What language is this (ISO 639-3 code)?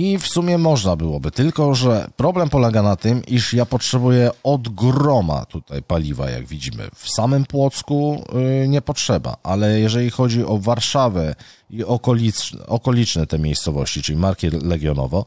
pol